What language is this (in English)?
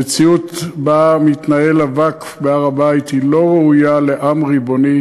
Hebrew